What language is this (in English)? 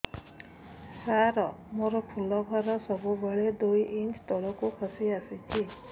Odia